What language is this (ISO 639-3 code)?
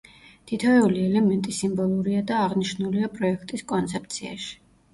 kat